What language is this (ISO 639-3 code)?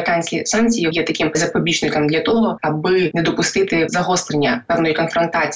ukr